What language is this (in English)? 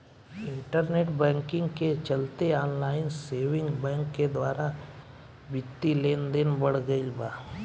Bhojpuri